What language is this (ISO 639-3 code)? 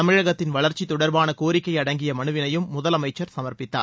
tam